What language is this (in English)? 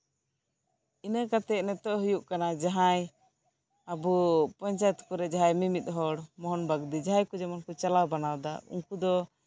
Santali